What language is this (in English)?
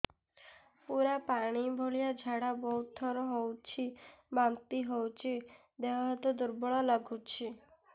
Odia